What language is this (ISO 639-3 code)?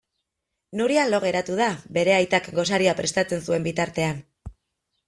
eus